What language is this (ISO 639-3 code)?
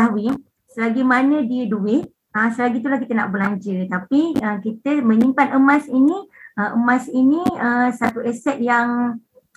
msa